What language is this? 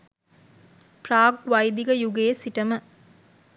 Sinhala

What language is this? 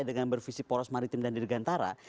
Indonesian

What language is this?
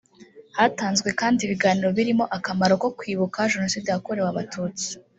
Kinyarwanda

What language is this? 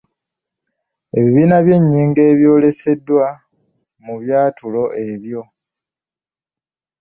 Ganda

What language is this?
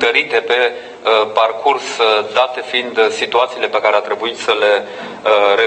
Romanian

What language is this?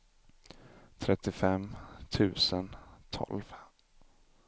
Swedish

